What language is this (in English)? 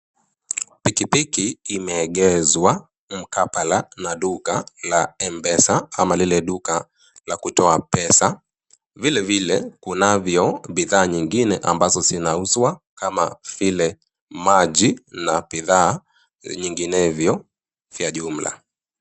Swahili